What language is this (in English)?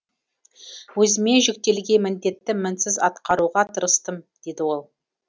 Kazakh